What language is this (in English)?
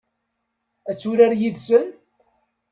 Kabyle